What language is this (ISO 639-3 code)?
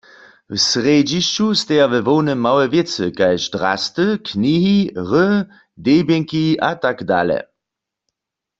hsb